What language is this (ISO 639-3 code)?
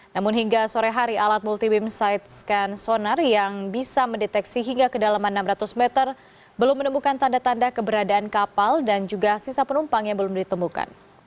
ind